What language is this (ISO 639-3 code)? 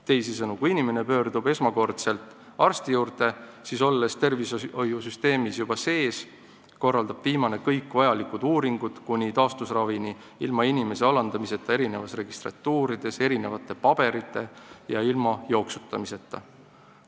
est